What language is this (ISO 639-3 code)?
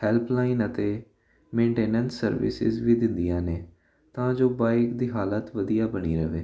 pan